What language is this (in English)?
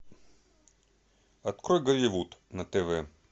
Russian